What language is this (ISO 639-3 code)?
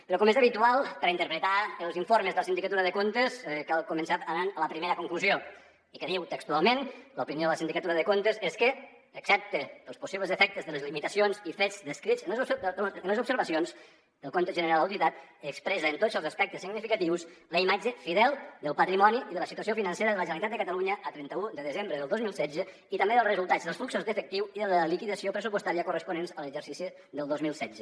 cat